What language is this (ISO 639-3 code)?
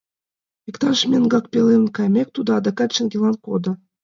chm